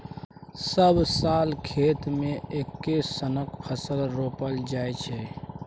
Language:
Maithili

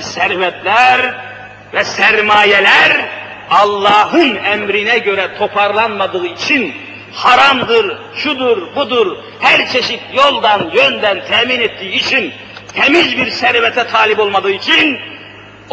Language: Turkish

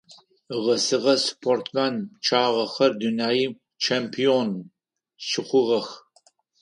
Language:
Adyghe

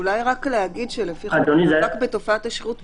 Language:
Hebrew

